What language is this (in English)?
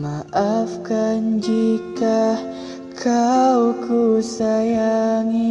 Indonesian